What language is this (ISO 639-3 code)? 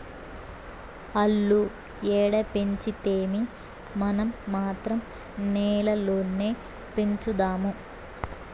tel